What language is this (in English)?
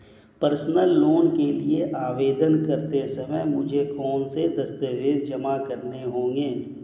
Hindi